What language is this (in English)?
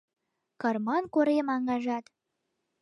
Mari